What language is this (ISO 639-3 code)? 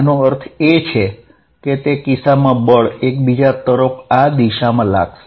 guj